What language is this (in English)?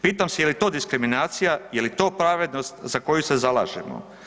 Croatian